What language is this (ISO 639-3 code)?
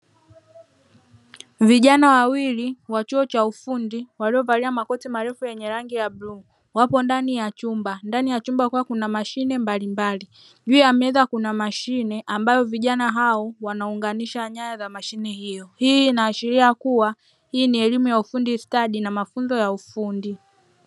swa